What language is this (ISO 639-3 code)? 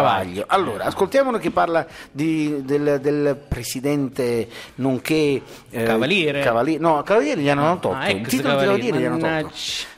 ita